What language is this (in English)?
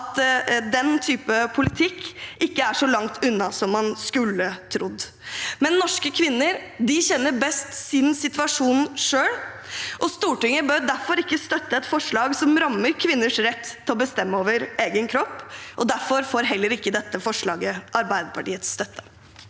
Norwegian